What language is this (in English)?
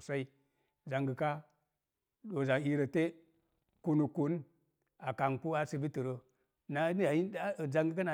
Mom Jango